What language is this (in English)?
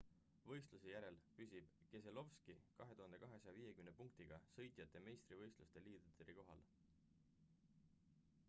Estonian